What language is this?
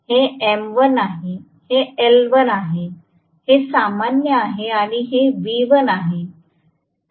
Marathi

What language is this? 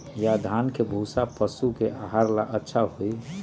Magahi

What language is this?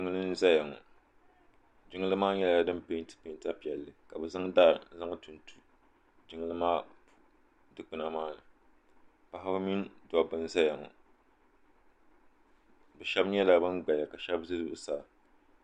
Dagbani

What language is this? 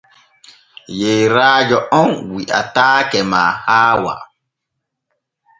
Borgu Fulfulde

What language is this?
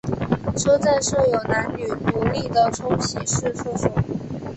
Chinese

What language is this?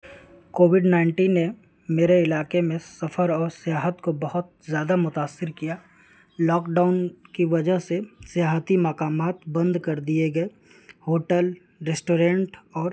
Urdu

